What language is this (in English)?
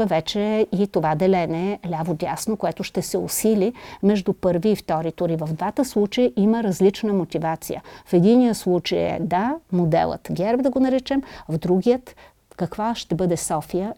Bulgarian